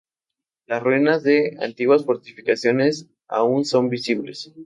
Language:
Spanish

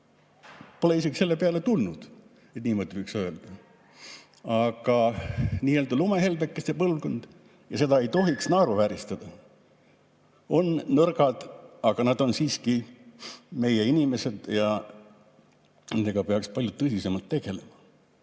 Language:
Estonian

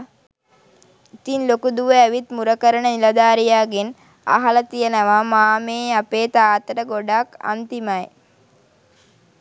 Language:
Sinhala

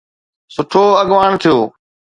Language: Sindhi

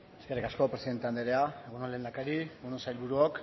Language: Basque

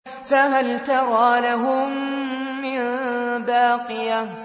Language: Arabic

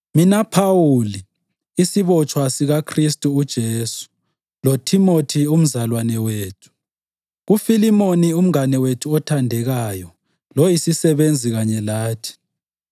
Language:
North Ndebele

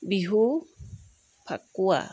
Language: Assamese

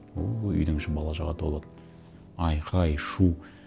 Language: Kazakh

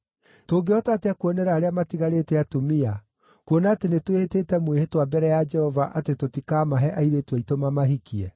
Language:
Kikuyu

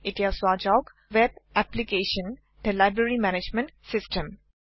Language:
Assamese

